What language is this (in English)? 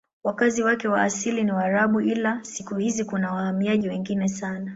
Swahili